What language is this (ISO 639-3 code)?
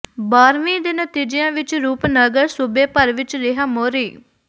pan